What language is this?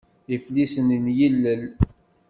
Kabyle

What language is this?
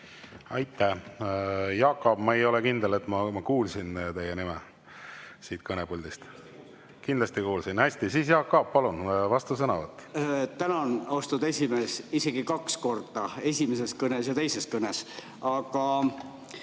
Estonian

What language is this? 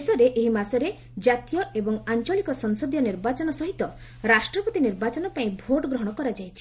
Odia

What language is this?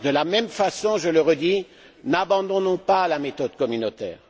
French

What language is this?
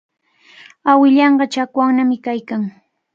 Cajatambo North Lima Quechua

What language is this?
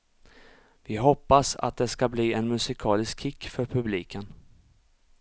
Swedish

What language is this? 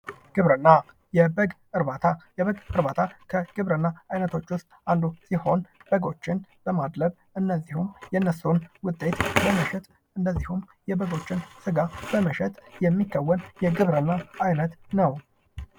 Amharic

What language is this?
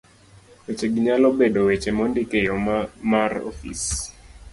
Luo (Kenya and Tanzania)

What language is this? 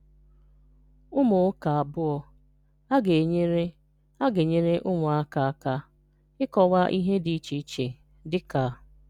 Igbo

